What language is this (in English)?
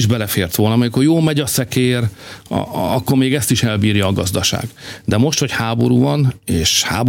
Hungarian